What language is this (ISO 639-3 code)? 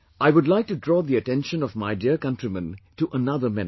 eng